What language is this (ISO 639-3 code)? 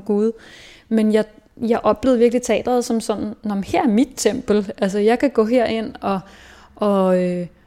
dan